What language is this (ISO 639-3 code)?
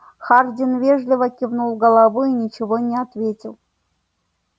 rus